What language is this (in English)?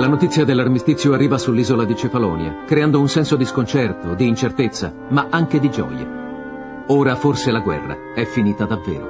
Italian